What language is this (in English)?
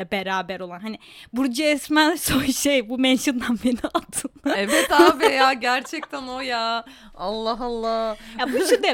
Turkish